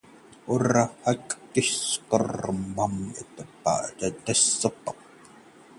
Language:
Hindi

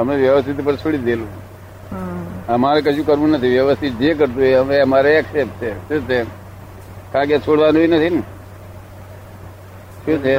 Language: Gujarati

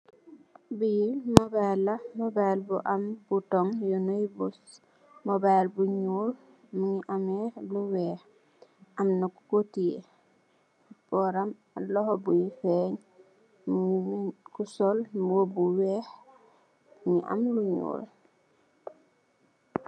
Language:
Wolof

